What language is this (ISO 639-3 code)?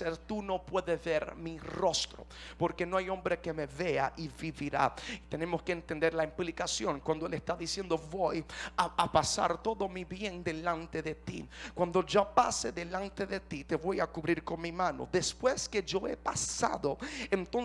spa